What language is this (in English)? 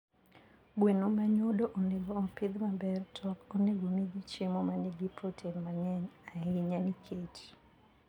Luo (Kenya and Tanzania)